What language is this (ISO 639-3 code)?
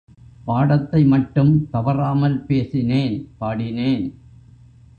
tam